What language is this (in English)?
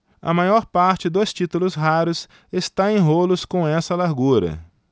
Portuguese